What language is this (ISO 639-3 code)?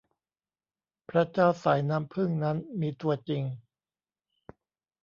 tha